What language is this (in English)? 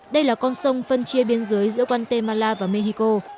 Vietnamese